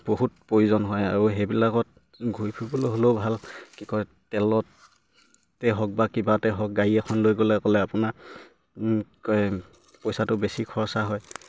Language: Assamese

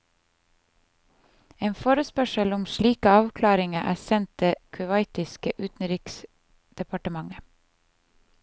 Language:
Norwegian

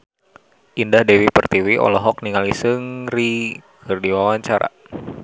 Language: Sundanese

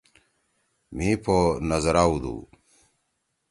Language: Torwali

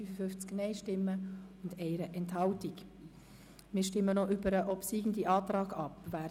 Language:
Swiss German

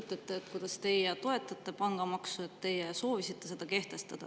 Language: Estonian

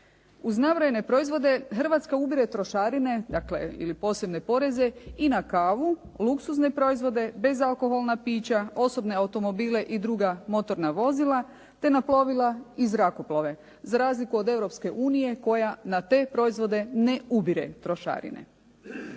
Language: Croatian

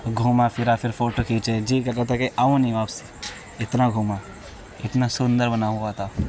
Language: Urdu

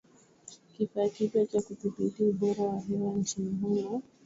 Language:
Swahili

